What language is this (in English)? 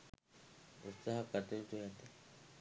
Sinhala